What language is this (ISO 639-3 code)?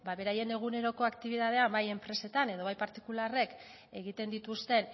eus